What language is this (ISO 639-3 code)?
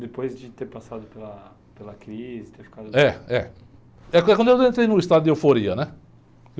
por